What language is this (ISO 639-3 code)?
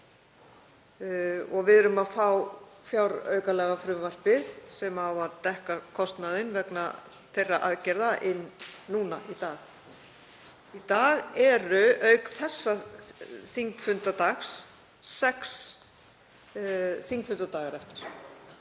isl